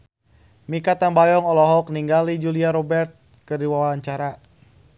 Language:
Sundanese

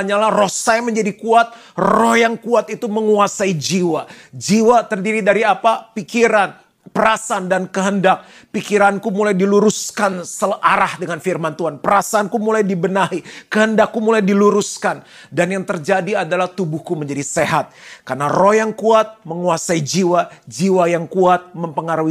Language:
Indonesian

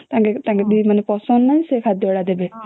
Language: Odia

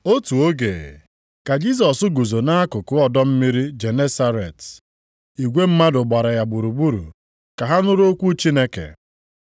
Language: Igbo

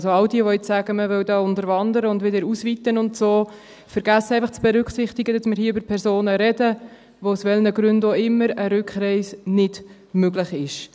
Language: Swiss German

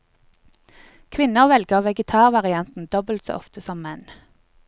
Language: Norwegian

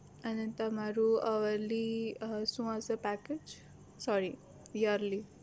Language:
Gujarati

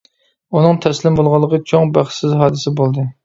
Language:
Uyghur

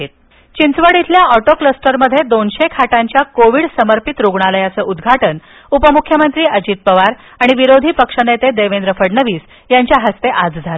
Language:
Marathi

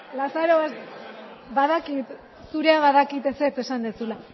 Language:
Basque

